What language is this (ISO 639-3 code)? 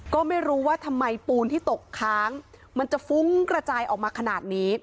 tha